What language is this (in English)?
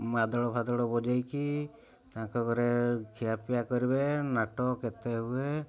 Odia